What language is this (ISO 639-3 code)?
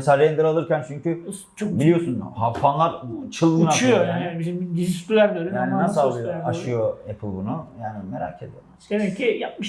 tur